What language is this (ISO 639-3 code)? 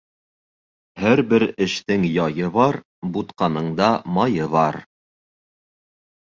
bak